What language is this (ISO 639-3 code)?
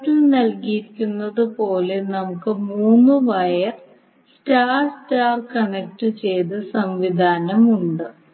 mal